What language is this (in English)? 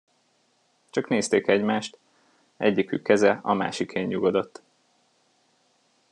Hungarian